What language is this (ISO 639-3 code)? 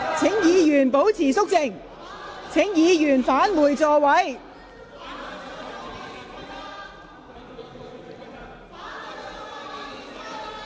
yue